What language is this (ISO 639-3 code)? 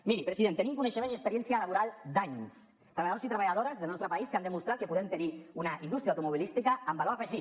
cat